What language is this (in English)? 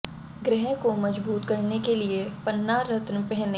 Hindi